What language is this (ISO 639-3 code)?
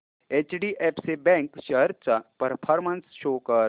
mar